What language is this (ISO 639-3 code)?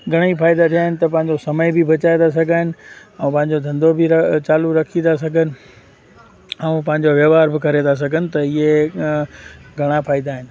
snd